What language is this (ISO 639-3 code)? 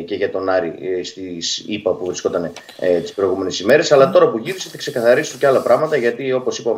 ell